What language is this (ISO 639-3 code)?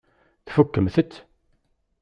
kab